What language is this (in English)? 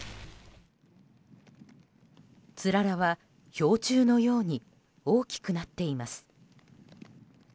Japanese